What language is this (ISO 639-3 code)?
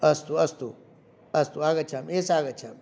san